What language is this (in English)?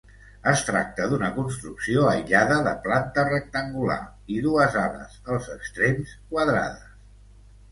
Catalan